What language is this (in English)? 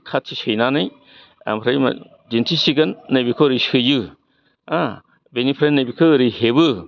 Bodo